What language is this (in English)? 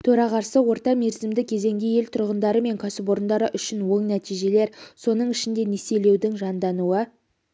Kazakh